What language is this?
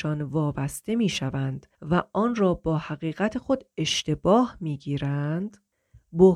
Persian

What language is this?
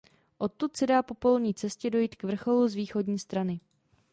Czech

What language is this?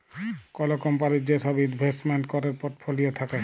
Bangla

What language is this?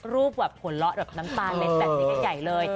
Thai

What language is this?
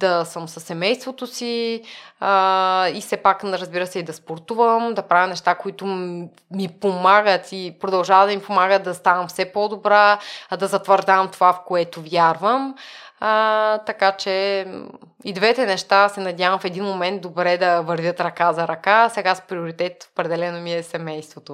Bulgarian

